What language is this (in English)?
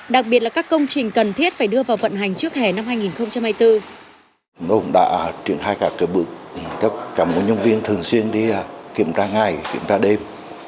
Vietnamese